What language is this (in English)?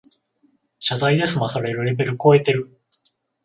Japanese